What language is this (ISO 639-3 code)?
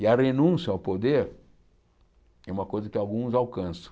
por